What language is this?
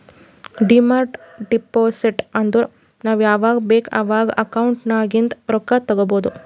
Kannada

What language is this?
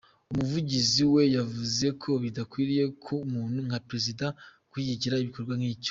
Kinyarwanda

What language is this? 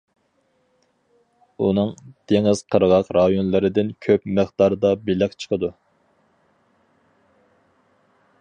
Uyghur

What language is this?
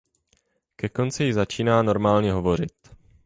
Czech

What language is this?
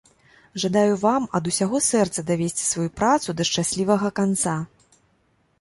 Belarusian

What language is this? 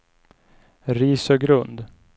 Swedish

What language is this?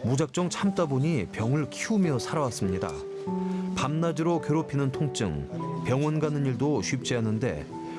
Korean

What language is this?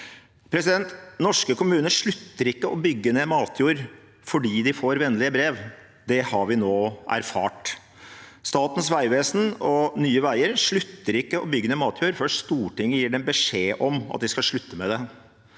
Norwegian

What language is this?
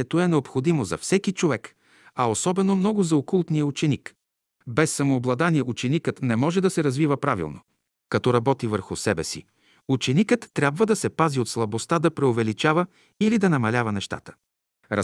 Bulgarian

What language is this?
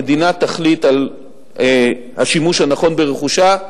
Hebrew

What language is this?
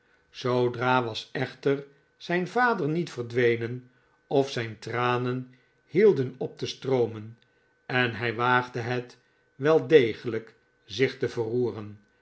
Dutch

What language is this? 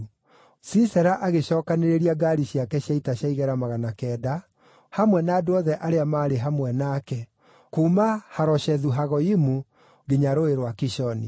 Kikuyu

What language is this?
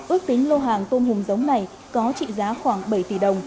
Vietnamese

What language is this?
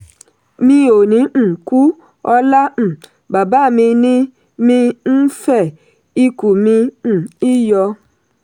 Yoruba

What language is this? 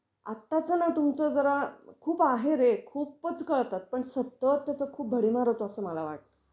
Marathi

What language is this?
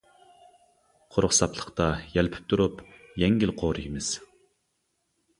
Uyghur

